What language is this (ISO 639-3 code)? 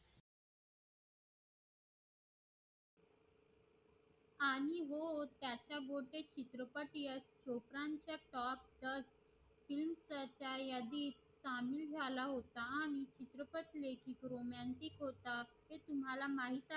mar